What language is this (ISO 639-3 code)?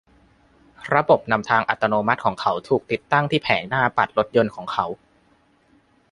tha